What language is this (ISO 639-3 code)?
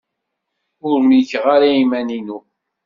kab